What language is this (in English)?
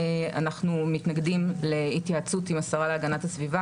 Hebrew